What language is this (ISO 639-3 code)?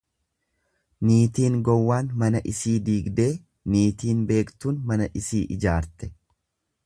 orm